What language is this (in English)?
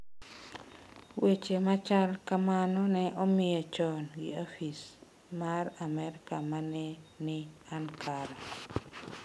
Luo (Kenya and Tanzania)